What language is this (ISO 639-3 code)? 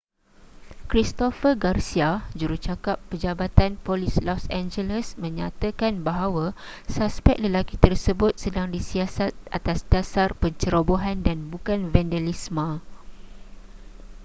msa